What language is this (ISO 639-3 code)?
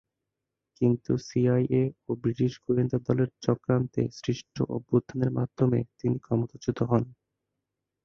ben